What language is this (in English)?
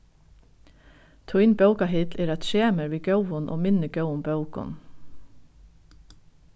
Faroese